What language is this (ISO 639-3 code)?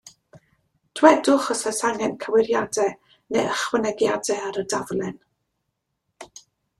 cym